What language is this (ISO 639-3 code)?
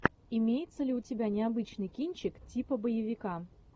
rus